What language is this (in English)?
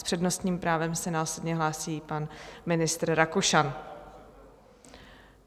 Czech